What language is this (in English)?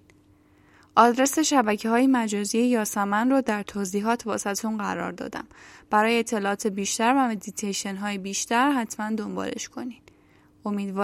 Persian